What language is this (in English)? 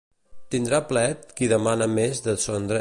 Catalan